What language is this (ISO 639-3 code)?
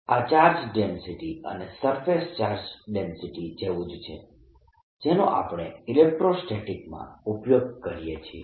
guj